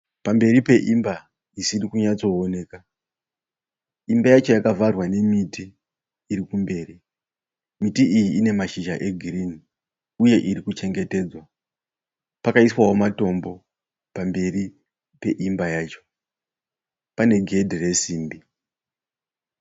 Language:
Shona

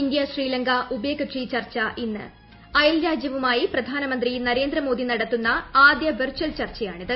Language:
Malayalam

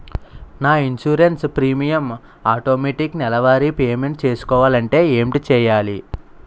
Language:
Telugu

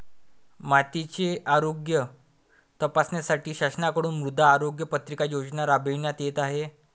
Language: Marathi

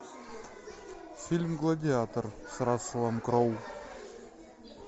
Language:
Russian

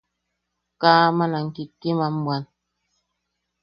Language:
Yaqui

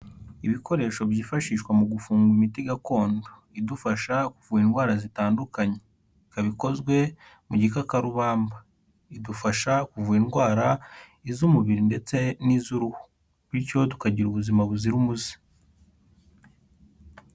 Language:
Kinyarwanda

